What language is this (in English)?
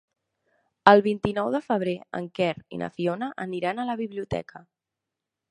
Catalan